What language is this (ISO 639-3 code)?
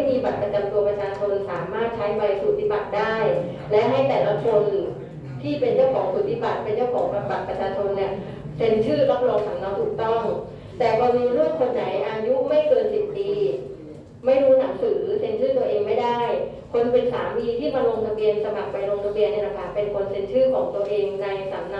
tha